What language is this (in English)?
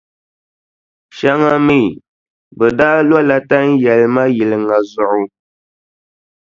Dagbani